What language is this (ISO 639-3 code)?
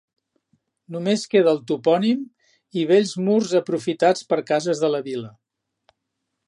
cat